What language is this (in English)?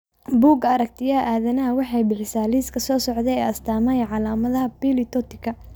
Somali